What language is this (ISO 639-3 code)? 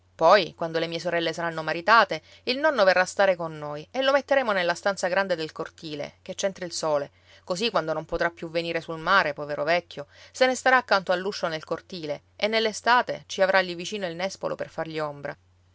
ita